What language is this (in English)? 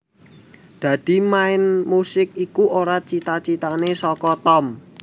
Javanese